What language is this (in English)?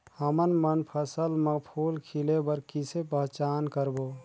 Chhattisgarhi